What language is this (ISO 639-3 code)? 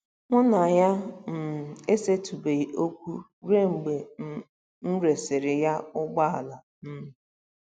ibo